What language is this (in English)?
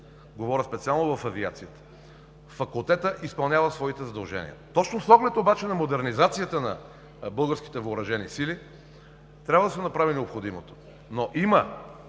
Bulgarian